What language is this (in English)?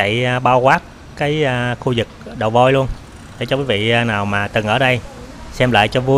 Vietnamese